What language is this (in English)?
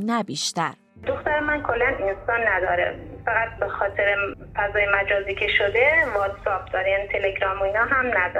Persian